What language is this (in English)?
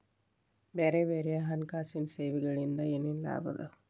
Kannada